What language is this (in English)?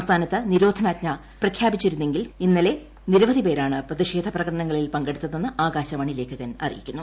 Malayalam